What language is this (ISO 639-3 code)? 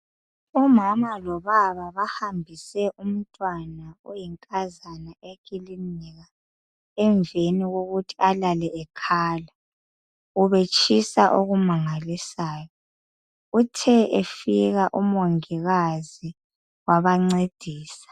nde